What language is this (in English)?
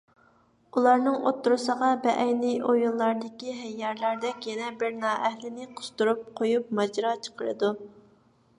Uyghur